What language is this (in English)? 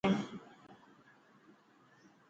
Dhatki